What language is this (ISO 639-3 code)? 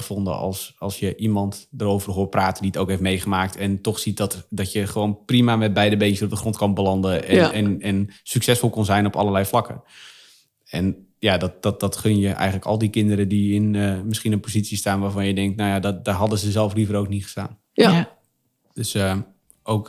nld